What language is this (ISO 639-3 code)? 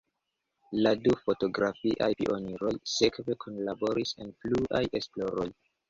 epo